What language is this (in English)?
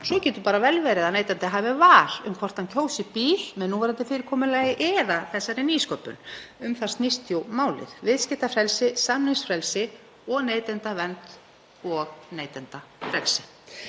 Icelandic